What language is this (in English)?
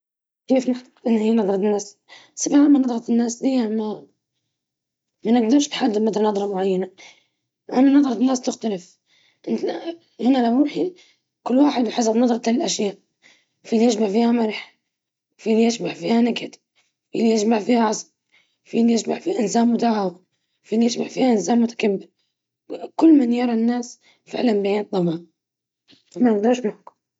Libyan Arabic